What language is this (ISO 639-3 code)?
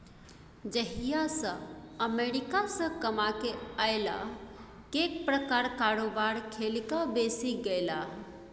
mai